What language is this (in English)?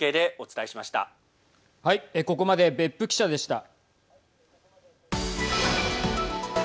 Japanese